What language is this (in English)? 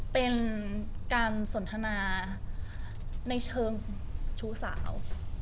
Thai